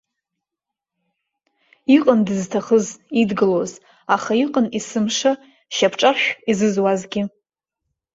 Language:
Abkhazian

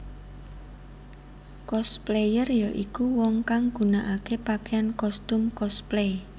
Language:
Javanese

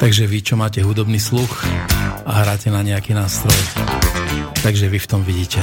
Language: Slovak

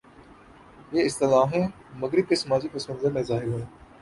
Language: Urdu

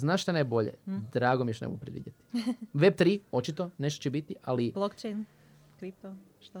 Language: Croatian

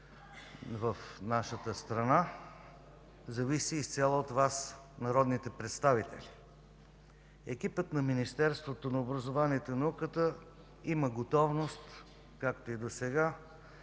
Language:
Bulgarian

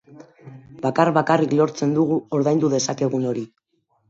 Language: Basque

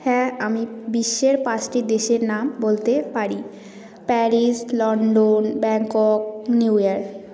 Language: Bangla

